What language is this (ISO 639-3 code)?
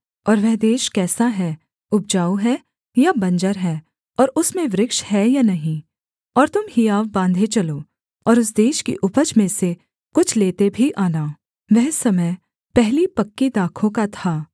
hin